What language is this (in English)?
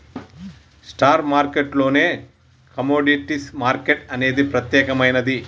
Telugu